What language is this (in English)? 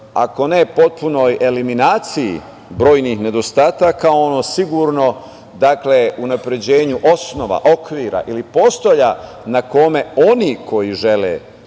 Serbian